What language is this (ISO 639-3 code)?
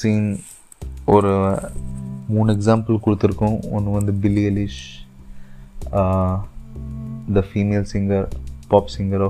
tam